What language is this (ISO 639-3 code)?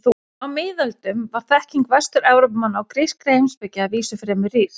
isl